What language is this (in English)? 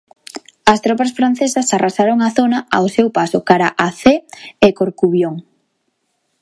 Galician